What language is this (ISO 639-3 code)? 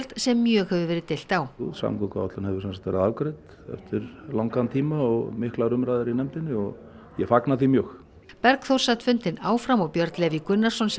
isl